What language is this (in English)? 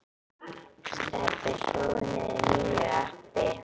Icelandic